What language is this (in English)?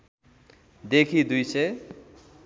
Nepali